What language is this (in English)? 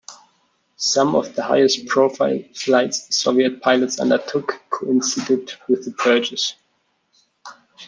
English